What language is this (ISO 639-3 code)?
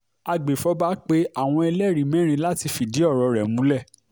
yor